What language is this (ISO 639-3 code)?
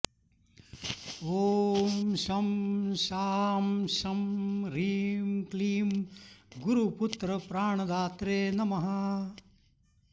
san